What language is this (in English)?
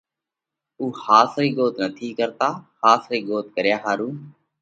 Parkari Koli